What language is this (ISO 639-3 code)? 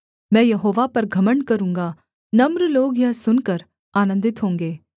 hin